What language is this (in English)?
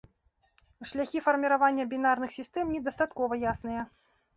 Belarusian